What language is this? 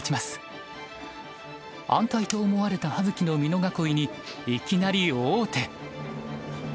Japanese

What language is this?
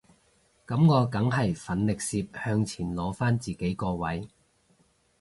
Cantonese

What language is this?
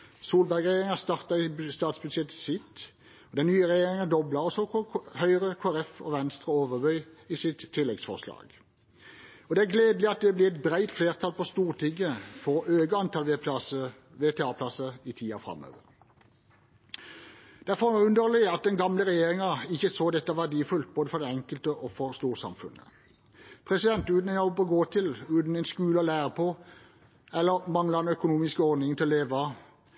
Norwegian Bokmål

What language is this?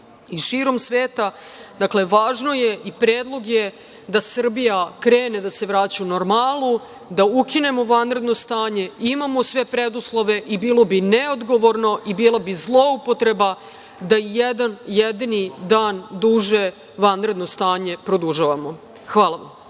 Serbian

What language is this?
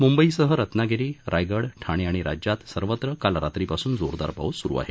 Marathi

